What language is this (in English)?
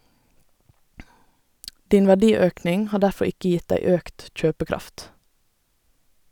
Norwegian